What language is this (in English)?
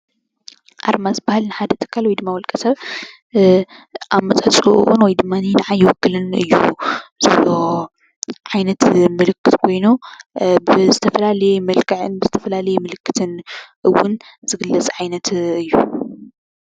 Tigrinya